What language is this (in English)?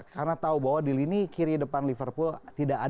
Indonesian